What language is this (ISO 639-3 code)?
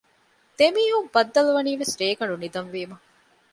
div